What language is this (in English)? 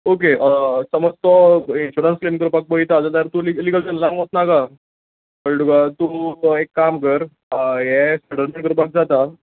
Konkani